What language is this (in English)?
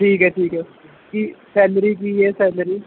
Punjabi